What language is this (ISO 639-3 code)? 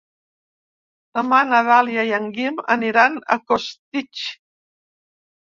cat